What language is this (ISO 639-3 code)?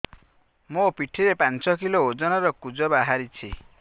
ori